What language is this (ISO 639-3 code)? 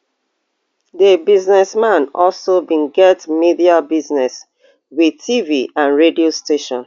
pcm